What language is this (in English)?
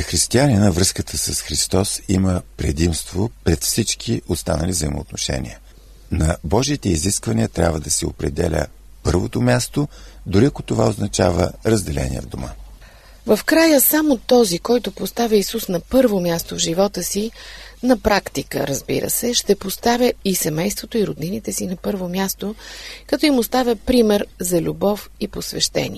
Bulgarian